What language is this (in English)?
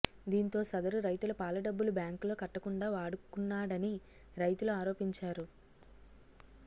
Telugu